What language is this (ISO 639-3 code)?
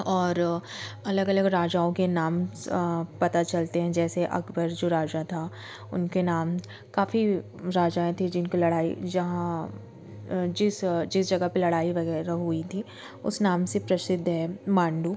hin